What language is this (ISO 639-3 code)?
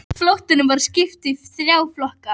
isl